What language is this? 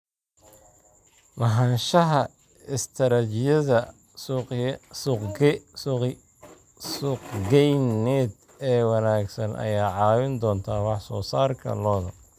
Somali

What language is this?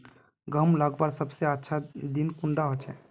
Magahi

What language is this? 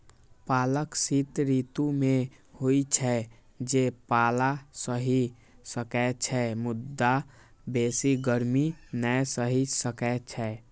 Maithili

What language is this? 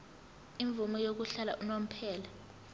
Zulu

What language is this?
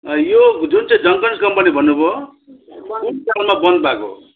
Nepali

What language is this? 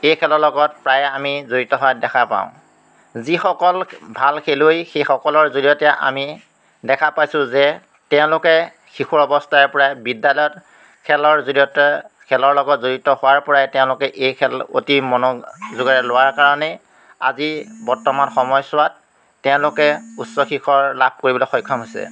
Assamese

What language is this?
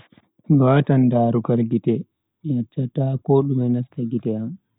Bagirmi Fulfulde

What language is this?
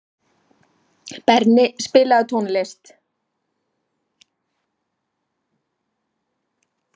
Icelandic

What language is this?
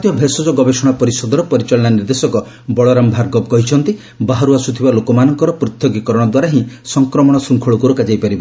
Odia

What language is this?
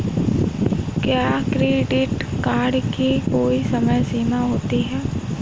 Hindi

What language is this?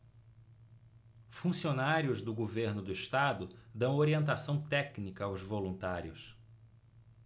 Portuguese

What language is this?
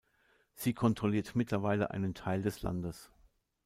German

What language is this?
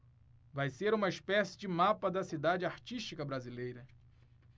Portuguese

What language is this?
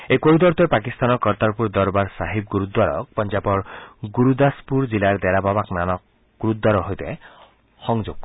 Assamese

